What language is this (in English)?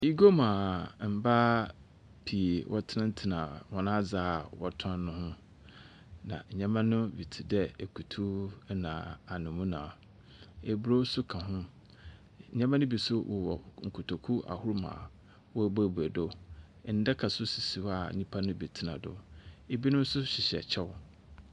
Akan